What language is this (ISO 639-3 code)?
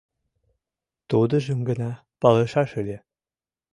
chm